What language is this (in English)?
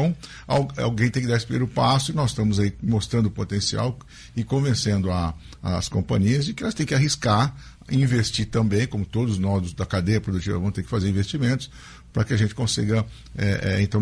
Portuguese